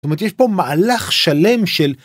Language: Hebrew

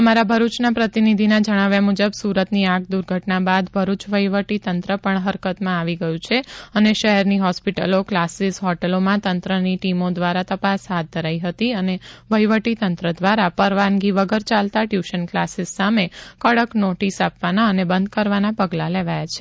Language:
Gujarati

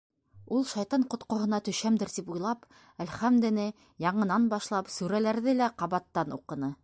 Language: Bashkir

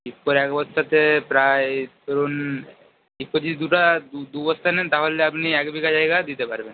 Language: Bangla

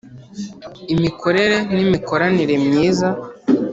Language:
Kinyarwanda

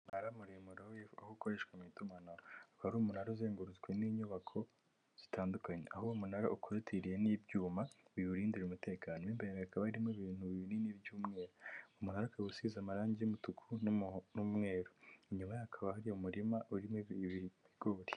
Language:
Kinyarwanda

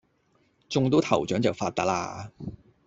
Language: Cantonese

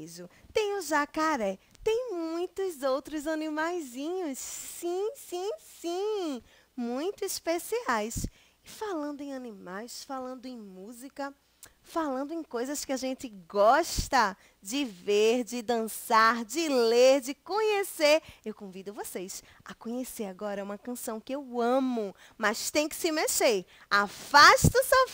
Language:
Portuguese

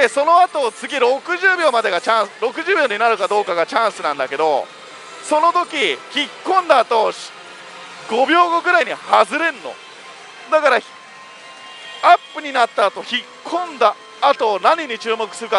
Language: Japanese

